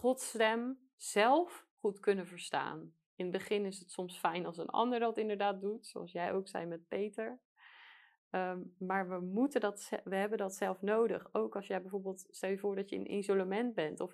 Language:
Dutch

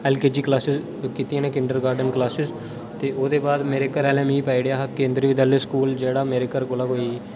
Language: Dogri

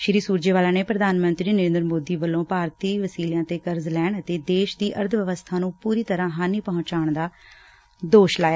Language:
Punjabi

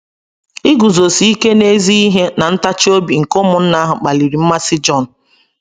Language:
Igbo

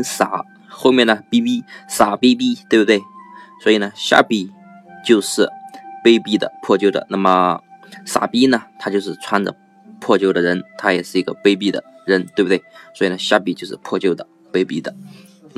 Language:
Chinese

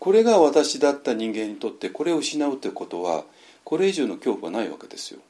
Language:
Japanese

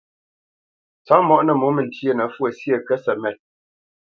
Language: Bamenyam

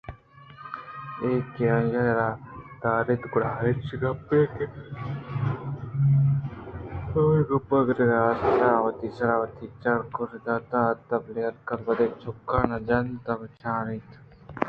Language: Eastern Balochi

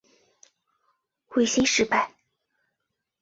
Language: Chinese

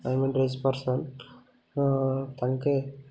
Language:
Odia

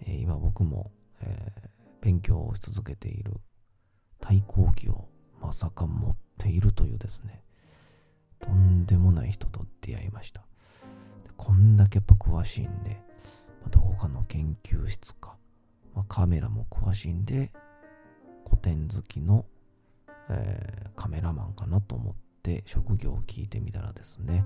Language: Japanese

